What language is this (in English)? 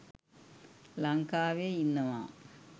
Sinhala